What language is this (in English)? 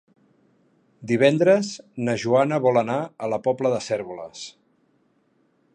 Catalan